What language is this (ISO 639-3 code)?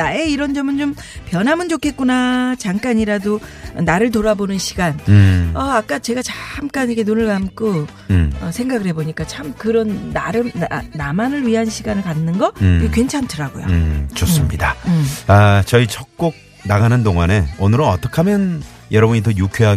kor